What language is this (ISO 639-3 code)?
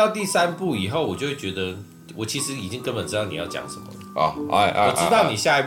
zho